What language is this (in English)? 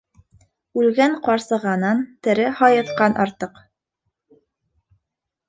Bashkir